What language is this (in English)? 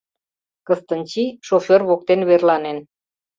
Mari